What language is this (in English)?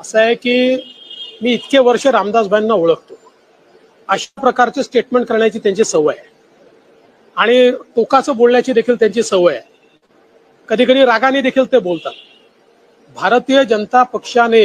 Marathi